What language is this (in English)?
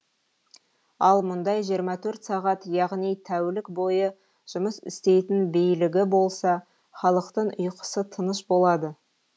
Kazakh